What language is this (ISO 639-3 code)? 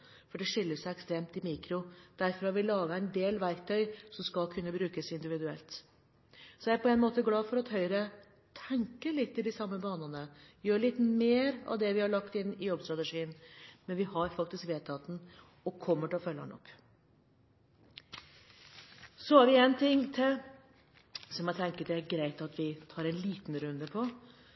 nob